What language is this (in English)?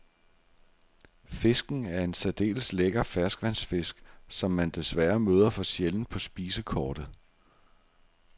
Danish